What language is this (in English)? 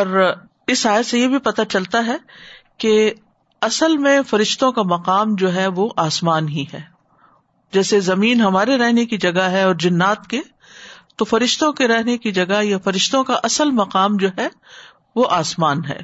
Urdu